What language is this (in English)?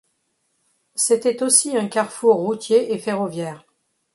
French